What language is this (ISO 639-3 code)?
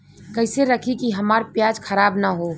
bho